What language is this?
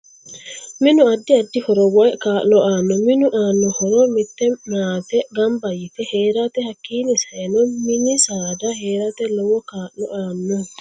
Sidamo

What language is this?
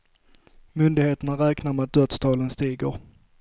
Swedish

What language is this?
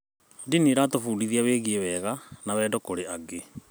Kikuyu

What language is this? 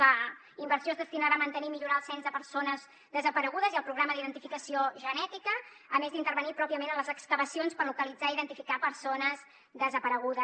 Catalan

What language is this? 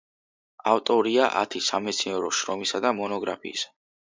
Georgian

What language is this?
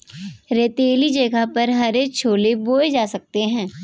Hindi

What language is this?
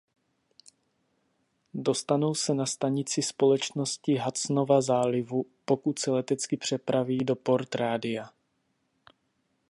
Czech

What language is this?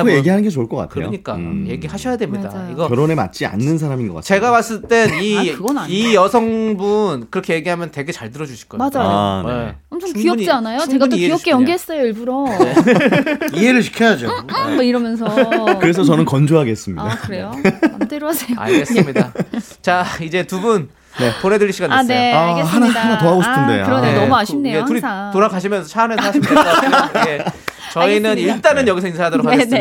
Korean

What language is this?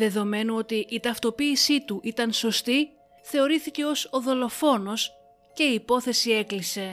Greek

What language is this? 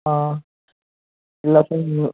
Kannada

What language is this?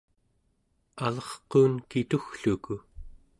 Central Yupik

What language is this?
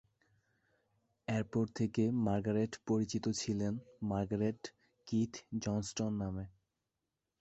Bangla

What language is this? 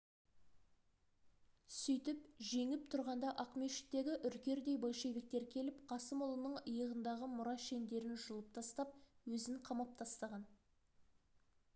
Kazakh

